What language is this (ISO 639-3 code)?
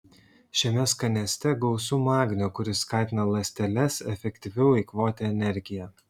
lit